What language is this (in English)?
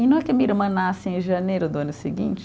Portuguese